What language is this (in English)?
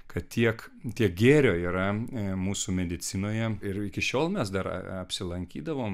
Lithuanian